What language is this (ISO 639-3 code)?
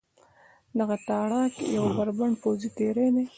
pus